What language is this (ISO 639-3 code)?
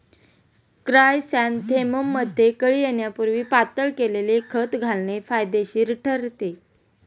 mar